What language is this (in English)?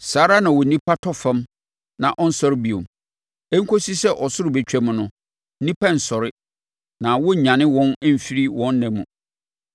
Akan